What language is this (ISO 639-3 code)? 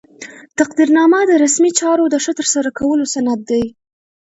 pus